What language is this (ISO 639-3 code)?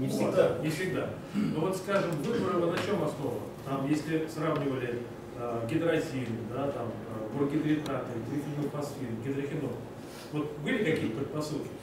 rus